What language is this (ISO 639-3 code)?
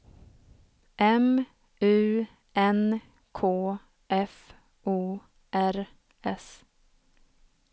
swe